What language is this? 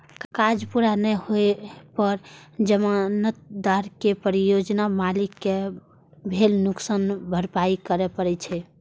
Maithili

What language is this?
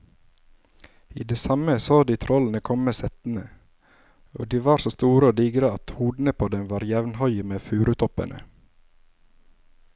Norwegian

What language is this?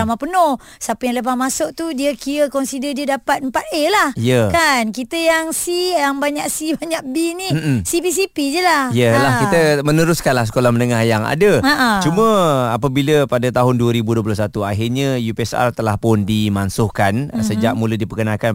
Malay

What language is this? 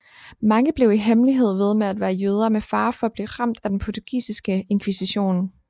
Danish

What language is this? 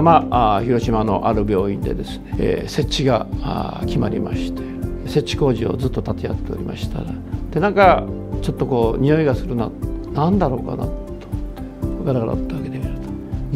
Japanese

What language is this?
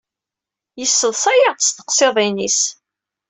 Kabyle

